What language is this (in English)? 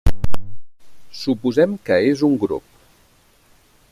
Catalan